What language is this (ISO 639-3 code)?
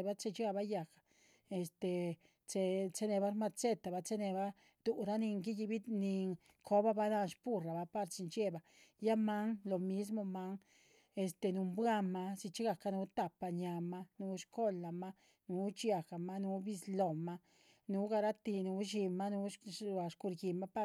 zpv